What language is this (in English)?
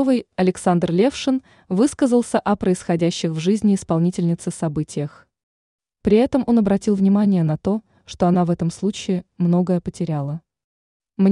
Russian